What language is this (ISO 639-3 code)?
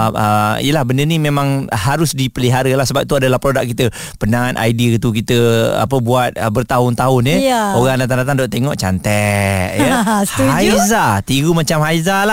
msa